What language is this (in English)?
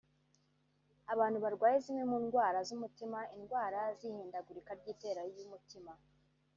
Kinyarwanda